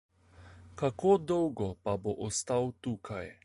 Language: Slovenian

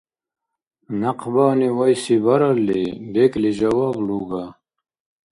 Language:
Dargwa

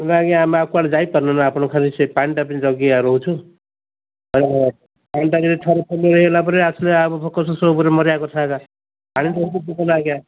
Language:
Odia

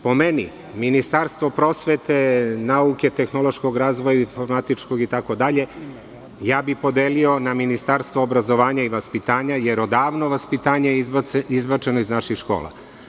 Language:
Serbian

